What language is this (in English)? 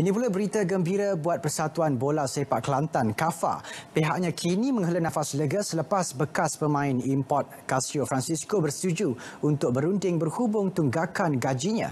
Malay